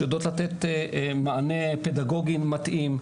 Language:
Hebrew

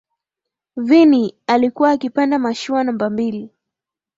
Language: Swahili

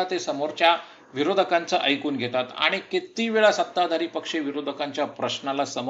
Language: Marathi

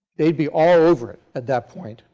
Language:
English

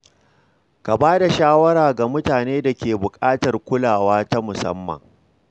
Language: Hausa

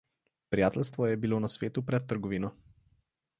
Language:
Slovenian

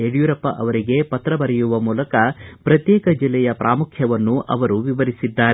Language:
Kannada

